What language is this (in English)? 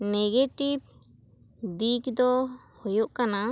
Santali